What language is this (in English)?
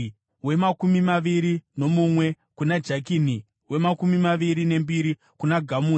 Shona